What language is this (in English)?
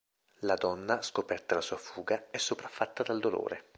Italian